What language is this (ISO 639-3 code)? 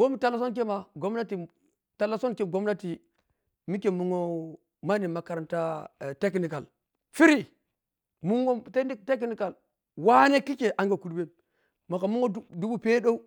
piy